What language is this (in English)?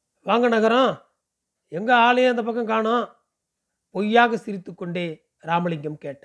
Tamil